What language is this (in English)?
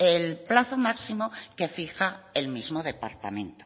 Spanish